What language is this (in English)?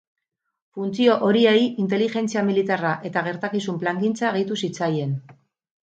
Basque